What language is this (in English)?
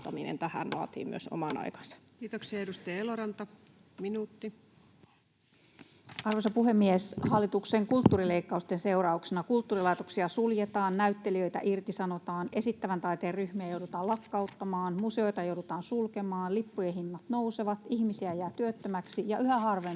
Finnish